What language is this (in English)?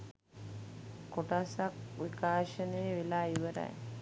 Sinhala